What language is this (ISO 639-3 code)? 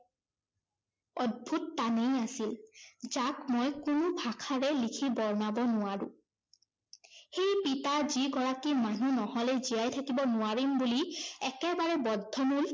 asm